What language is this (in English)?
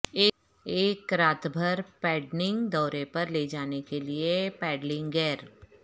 Urdu